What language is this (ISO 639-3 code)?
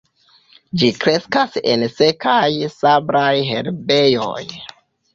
epo